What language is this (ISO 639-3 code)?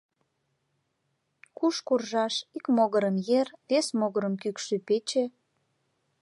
chm